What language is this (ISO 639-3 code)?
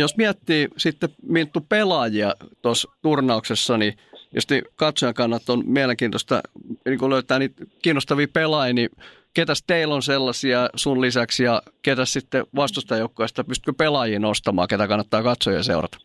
fin